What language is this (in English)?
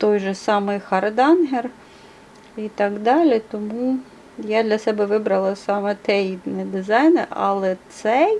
Ukrainian